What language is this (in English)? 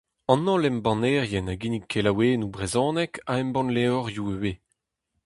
Breton